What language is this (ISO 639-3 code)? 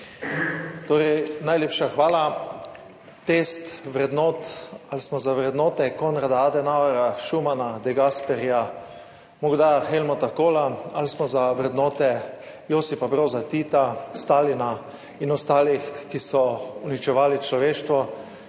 slv